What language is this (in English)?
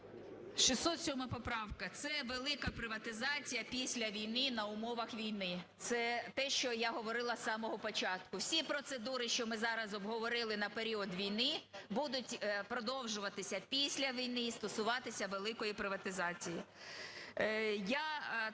Ukrainian